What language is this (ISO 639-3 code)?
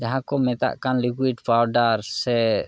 sat